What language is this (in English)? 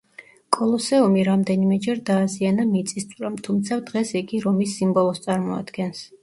Georgian